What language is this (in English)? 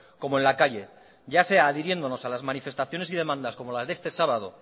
Spanish